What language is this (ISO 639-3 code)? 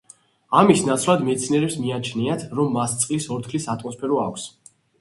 kat